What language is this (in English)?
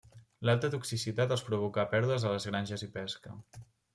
Catalan